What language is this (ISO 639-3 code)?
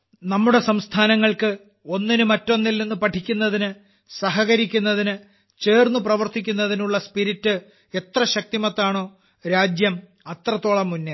mal